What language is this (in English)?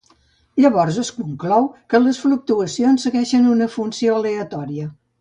Catalan